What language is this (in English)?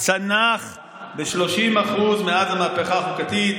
Hebrew